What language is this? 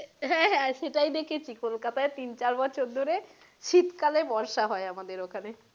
Bangla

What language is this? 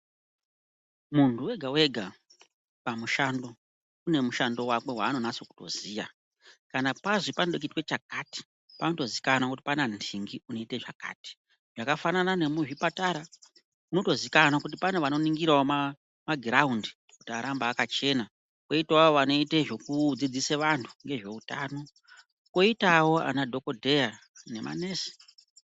Ndau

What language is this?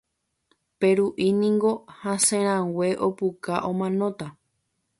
Guarani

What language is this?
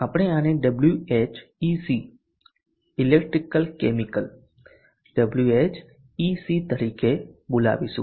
Gujarati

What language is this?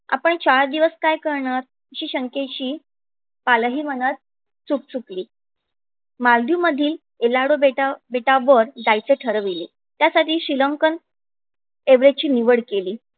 Marathi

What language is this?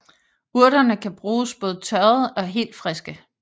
Danish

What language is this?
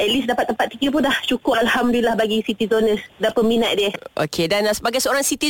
Malay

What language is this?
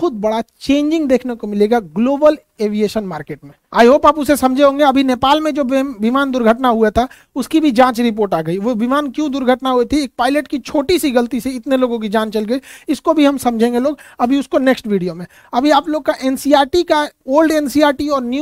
Hindi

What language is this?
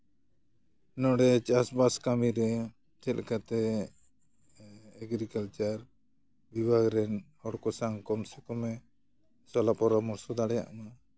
Santali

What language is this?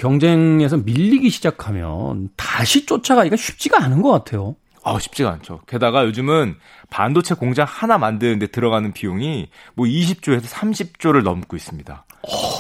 Korean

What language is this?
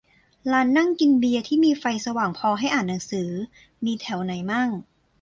Thai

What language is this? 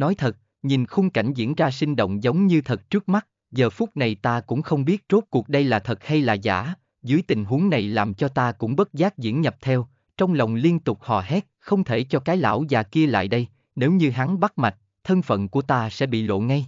Vietnamese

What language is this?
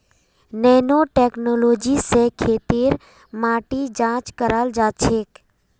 Magahi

